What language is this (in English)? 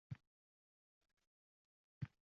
Uzbek